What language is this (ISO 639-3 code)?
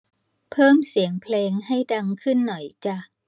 tha